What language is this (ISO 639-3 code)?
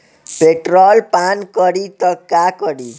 bho